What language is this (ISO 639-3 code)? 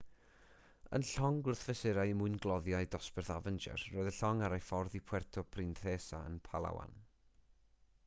cym